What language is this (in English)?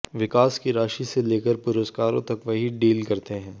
Hindi